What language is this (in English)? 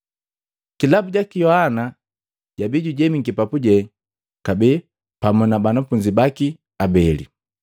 Matengo